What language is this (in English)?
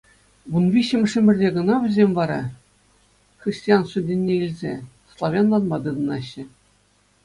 Chuvash